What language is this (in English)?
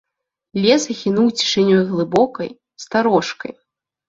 Belarusian